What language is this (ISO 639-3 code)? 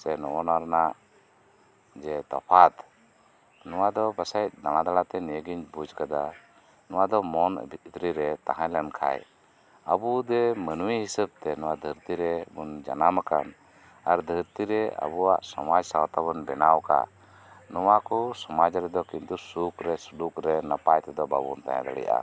sat